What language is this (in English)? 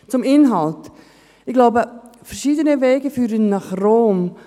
Swiss German